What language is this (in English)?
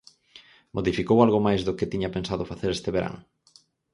Galician